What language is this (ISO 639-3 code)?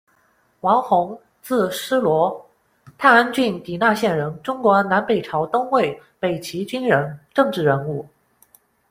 zho